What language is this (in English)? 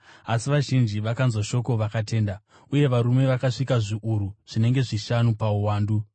Shona